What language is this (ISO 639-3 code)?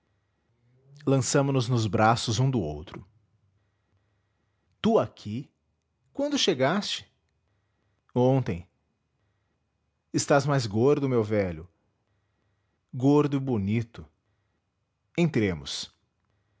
por